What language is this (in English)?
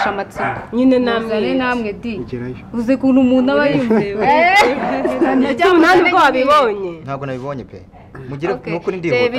Romanian